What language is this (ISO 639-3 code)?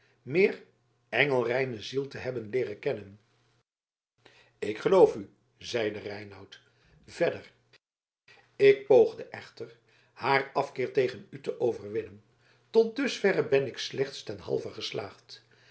nld